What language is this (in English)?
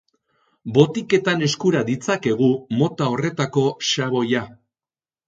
Basque